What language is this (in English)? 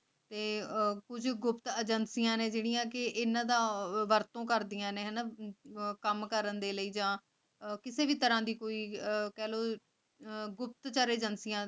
Punjabi